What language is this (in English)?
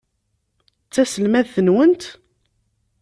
Kabyle